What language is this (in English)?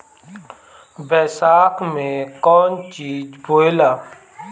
Bhojpuri